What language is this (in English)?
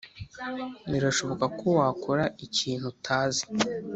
Kinyarwanda